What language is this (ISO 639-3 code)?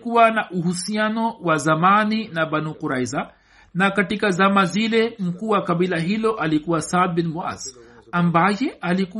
swa